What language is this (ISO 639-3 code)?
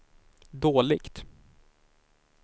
swe